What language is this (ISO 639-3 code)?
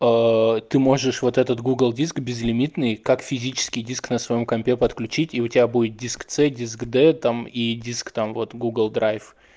rus